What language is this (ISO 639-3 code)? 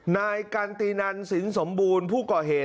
tha